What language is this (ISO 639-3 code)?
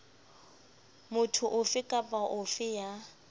sot